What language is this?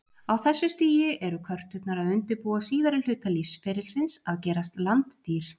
Icelandic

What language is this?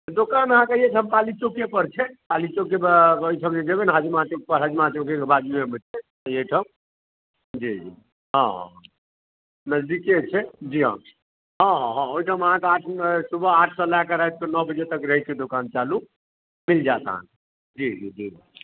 Maithili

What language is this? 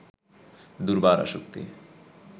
Bangla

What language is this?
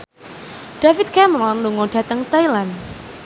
Javanese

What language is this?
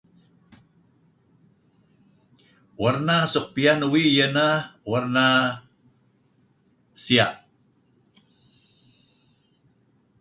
Kelabit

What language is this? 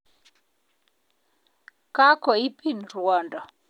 Kalenjin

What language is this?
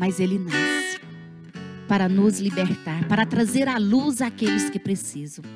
Portuguese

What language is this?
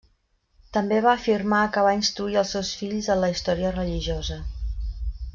Catalan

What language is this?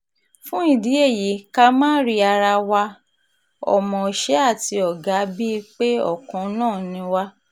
Yoruba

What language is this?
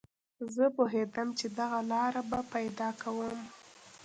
Pashto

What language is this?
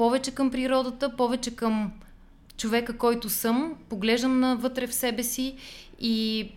Bulgarian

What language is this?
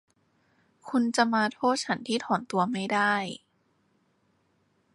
Thai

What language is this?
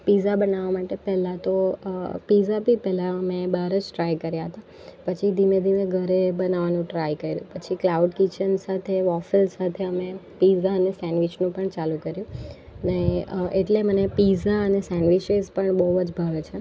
Gujarati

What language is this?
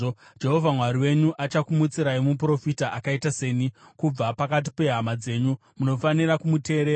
Shona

